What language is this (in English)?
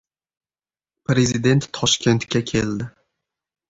Uzbek